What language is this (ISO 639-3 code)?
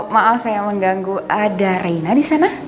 ind